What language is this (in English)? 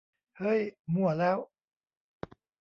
Thai